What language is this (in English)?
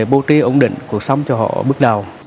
Vietnamese